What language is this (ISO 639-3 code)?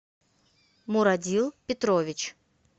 rus